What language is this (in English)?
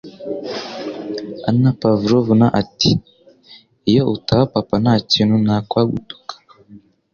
Kinyarwanda